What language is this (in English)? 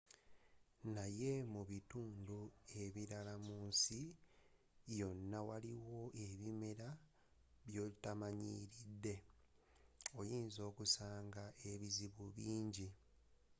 Ganda